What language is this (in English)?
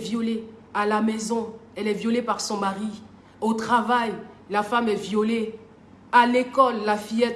French